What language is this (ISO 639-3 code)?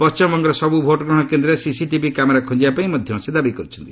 ori